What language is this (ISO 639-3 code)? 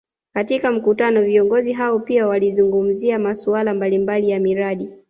swa